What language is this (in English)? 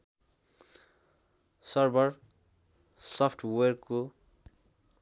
Nepali